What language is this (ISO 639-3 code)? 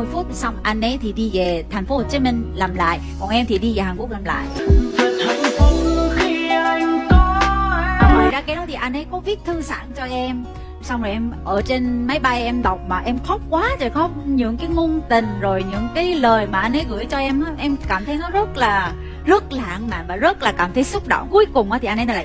vie